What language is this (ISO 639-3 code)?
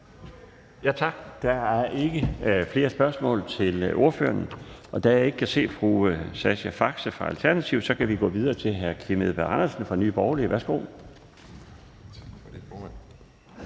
dan